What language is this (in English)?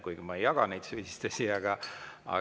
Estonian